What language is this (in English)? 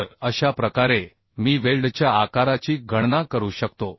Marathi